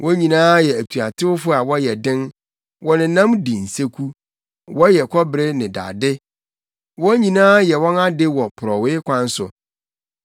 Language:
Akan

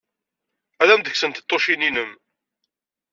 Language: Kabyle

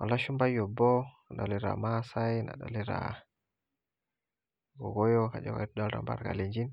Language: Masai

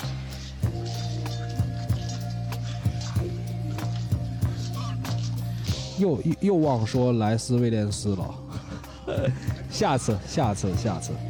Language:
Chinese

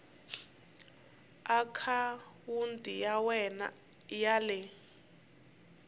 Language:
Tsonga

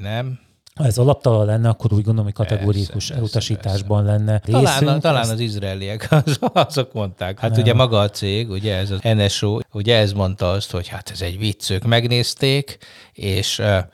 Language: Hungarian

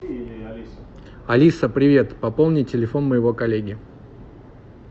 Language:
Russian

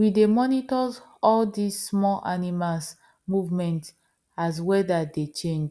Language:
Nigerian Pidgin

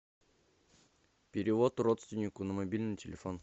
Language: Russian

